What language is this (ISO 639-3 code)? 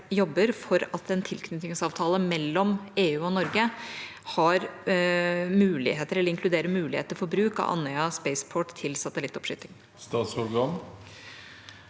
nor